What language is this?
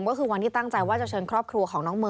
Thai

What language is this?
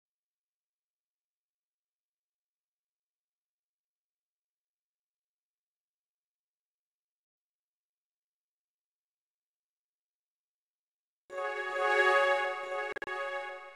English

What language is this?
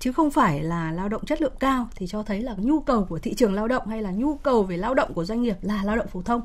Vietnamese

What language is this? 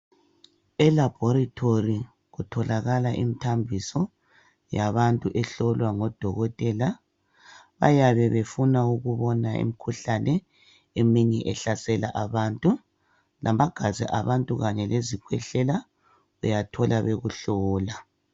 North Ndebele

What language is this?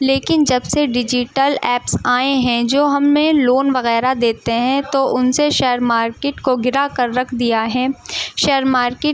Urdu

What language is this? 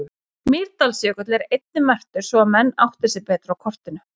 Icelandic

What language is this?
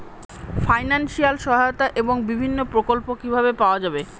Bangla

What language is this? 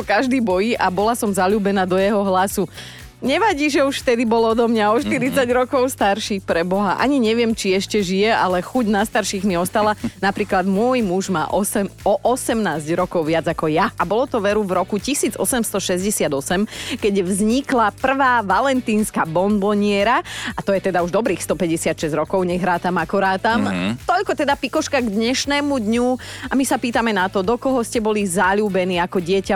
Slovak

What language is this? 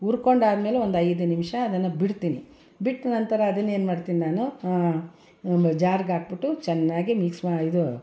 Kannada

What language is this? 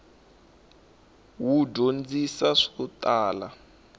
Tsonga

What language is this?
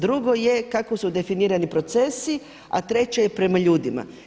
Croatian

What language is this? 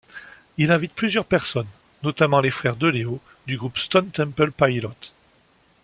French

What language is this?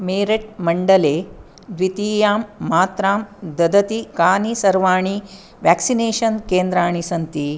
Sanskrit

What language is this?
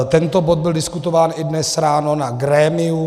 Czech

